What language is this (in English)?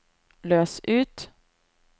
Norwegian